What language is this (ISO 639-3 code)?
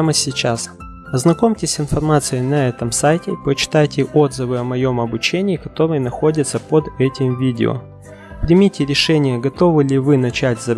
rus